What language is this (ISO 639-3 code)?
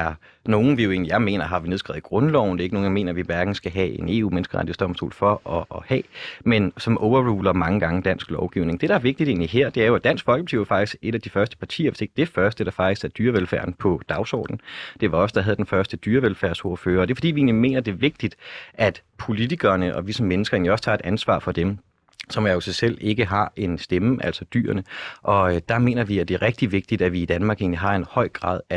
dan